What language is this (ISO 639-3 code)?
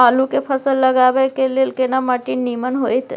mai